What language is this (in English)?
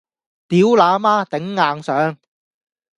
Cantonese